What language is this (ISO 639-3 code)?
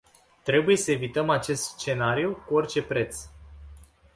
ron